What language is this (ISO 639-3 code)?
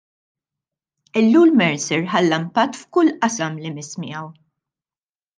mlt